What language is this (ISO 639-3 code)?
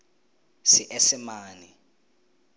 tsn